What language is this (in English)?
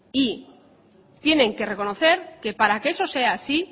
Spanish